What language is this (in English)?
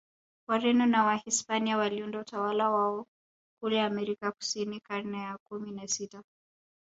Swahili